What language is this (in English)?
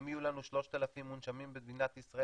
Hebrew